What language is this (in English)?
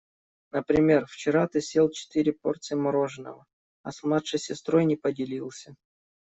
Russian